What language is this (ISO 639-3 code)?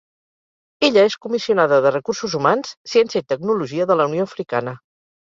cat